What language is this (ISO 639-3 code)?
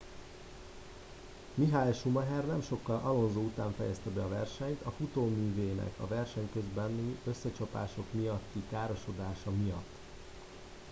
hun